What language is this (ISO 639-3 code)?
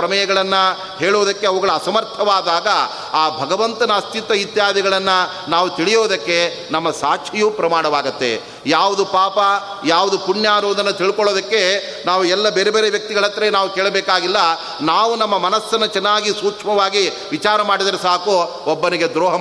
kan